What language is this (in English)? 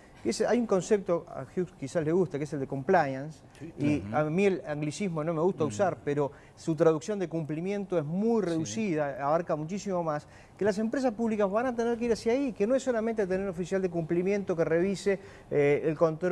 Spanish